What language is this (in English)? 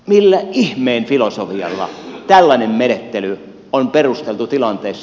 Finnish